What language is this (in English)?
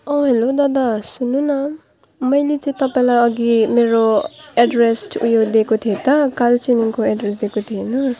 Nepali